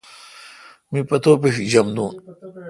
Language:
Kalkoti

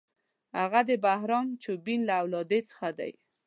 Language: Pashto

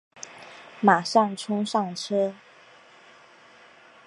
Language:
Chinese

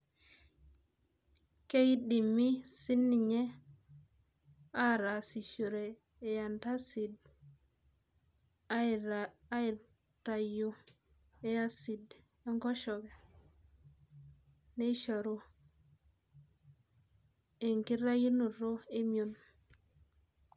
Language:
Masai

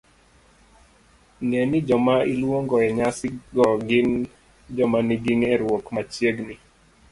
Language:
Luo (Kenya and Tanzania)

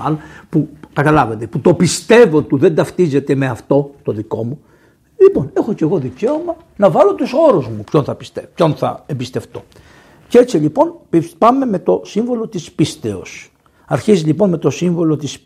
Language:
Greek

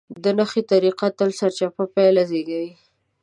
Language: Pashto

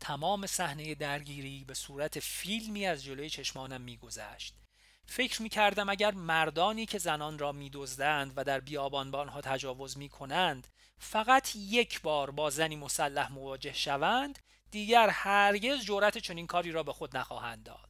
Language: Persian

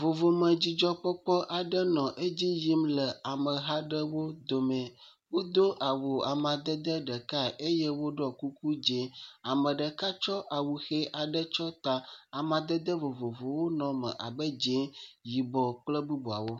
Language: Ewe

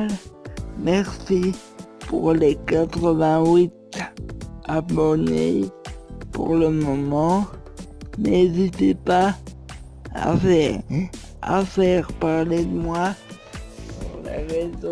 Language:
French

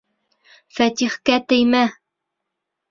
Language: Bashkir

